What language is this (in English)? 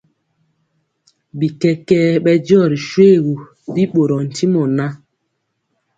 Mpiemo